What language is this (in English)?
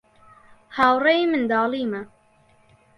Central Kurdish